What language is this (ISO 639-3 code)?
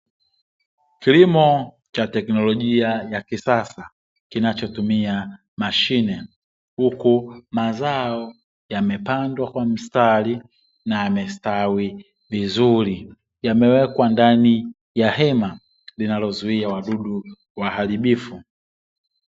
swa